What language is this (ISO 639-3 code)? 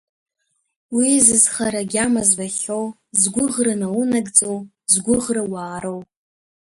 abk